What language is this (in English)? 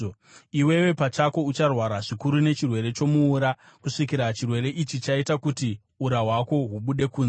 Shona